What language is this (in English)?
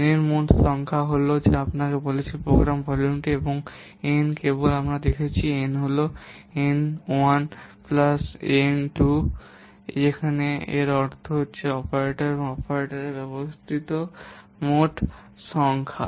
Bangla